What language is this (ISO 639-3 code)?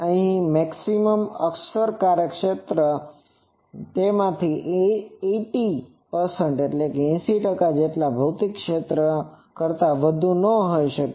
guj